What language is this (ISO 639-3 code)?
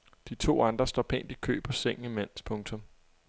dan